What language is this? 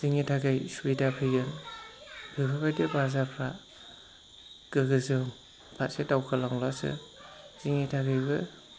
Bodo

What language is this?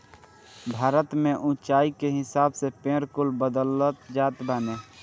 Bhojpuri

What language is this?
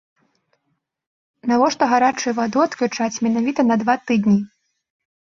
Belarusian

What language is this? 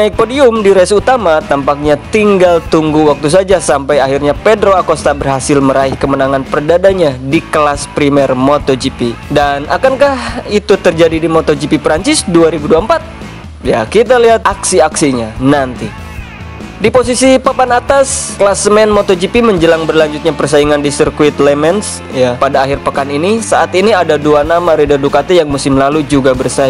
Indonesian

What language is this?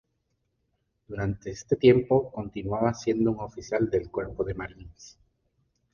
Spanish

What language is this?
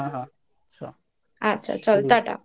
Bangla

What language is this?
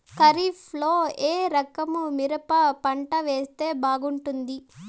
Telugu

